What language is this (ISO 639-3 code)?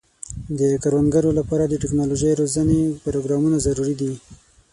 pus